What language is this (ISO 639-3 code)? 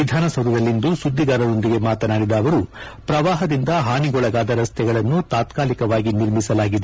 kan